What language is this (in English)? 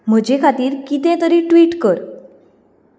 Konkani